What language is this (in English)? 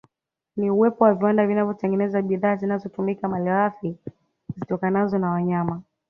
Swahili